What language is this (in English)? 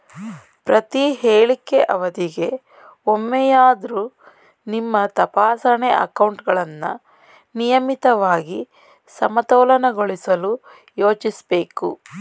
Kannada